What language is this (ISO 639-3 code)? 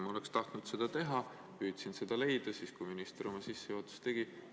est